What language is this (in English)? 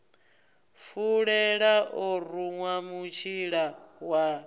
Venda